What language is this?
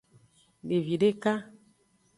Aja (Benin)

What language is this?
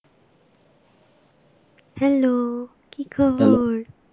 Bangla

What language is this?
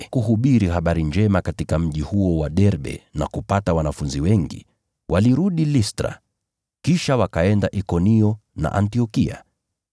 Swahili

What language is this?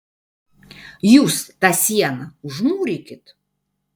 Lithuanian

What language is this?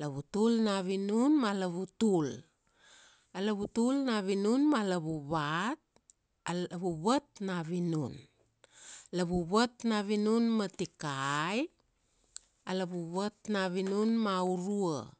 Kuanua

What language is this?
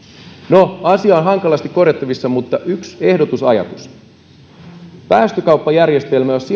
Finnish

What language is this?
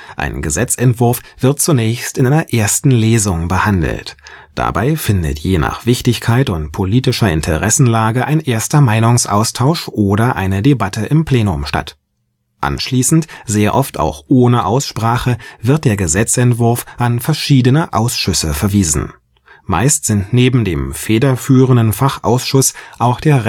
German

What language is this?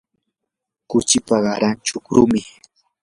Yanahuanca Pasco Quechua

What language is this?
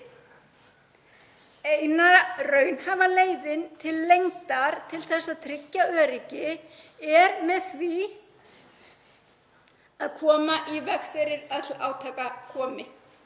Icelandic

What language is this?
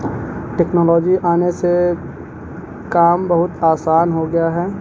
Urdu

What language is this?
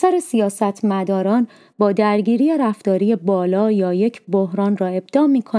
Persian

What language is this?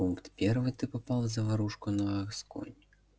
Russian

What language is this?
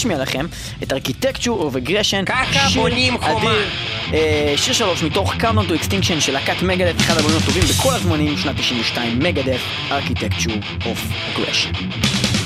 Hebrew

